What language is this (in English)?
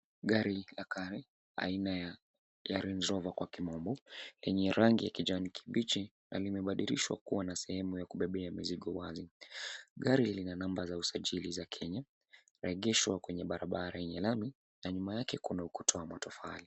Swahili